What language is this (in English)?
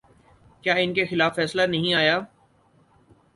Urdu